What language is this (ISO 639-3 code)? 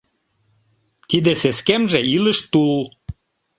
chm